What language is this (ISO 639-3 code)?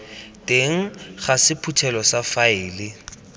tsn